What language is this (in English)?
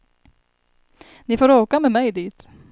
Swedish